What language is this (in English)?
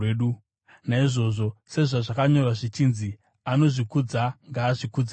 Shona